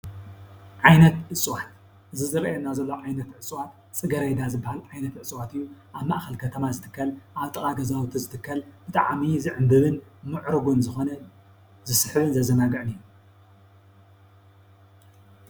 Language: Tigrinya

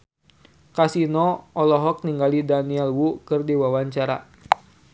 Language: Sundanese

